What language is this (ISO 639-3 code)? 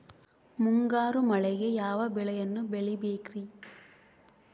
kan